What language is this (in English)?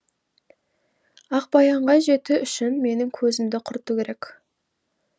Kazakh